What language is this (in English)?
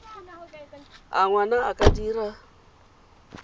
Tswana